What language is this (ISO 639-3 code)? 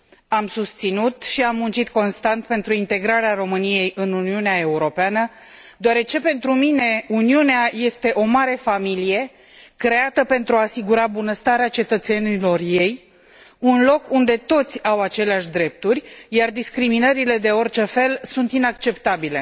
ron